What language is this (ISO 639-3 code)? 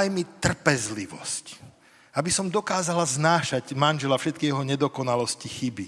slk